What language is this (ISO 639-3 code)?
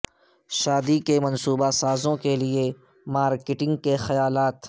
urd